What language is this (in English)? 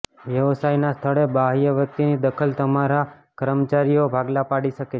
Gujarati